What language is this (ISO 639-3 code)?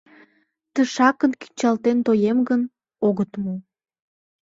chm